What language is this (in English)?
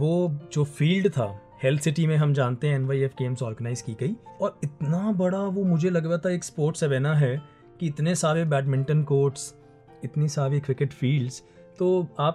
Hindi